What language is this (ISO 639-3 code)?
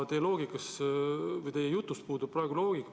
est